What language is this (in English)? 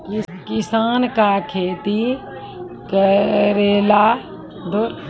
Maithili